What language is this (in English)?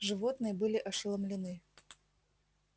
Russian